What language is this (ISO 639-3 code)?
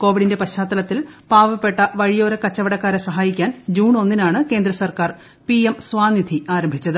mal